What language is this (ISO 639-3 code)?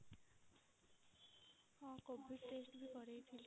ori